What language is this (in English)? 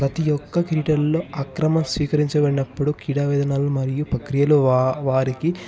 Telugu